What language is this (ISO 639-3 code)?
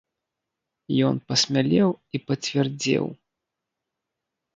bel